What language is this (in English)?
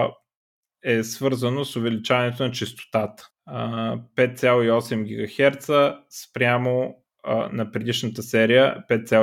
Bulgarian